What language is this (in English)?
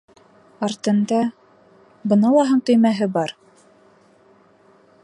Bashkir